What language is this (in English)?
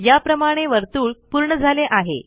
Marathi